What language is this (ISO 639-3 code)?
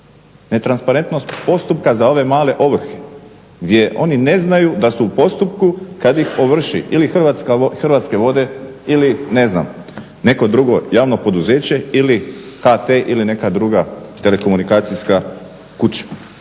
hrv